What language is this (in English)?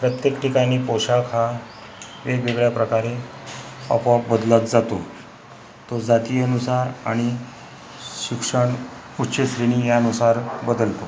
Marathi